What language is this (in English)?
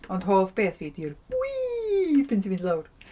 Welsh